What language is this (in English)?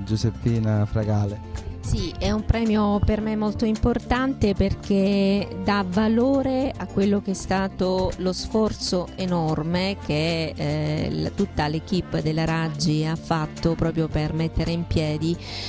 Italian